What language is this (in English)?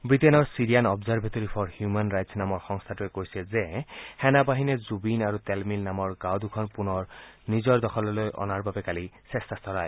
Assamese